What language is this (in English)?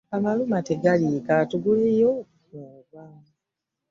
Ganda